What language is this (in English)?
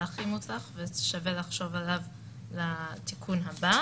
Hebrew